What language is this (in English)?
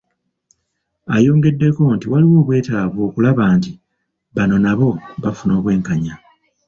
Ganda